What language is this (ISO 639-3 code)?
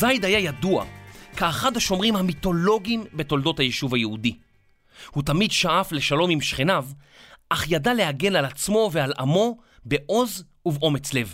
heb